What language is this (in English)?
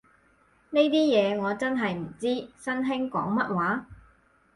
Cantonese